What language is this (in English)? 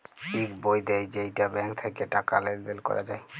Bangla